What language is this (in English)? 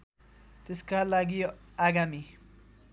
Nepali